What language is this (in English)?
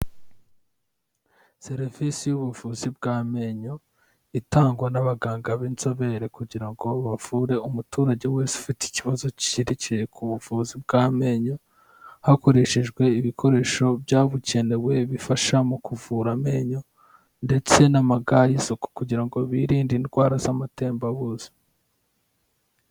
Kinyarwanda